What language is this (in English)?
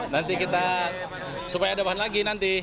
Indonesian